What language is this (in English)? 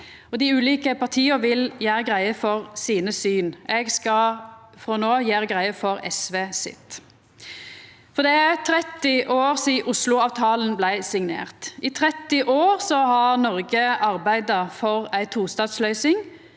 Norwegian